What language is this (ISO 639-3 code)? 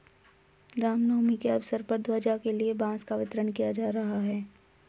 hin